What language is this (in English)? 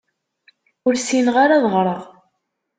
Kabyle